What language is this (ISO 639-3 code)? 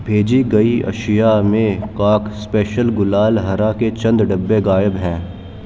urd